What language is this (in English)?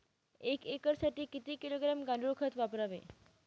Marathi